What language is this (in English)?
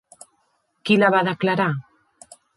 Catalan